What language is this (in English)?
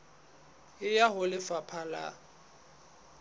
Southern Sotho